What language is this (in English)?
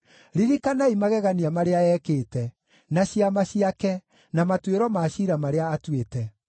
Kikuyu